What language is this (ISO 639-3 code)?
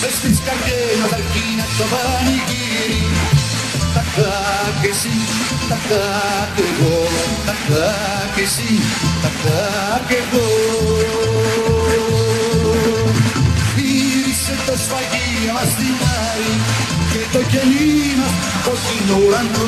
ell